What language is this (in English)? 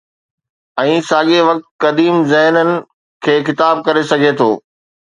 Sindhi